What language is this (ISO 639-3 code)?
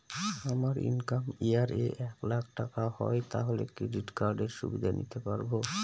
ben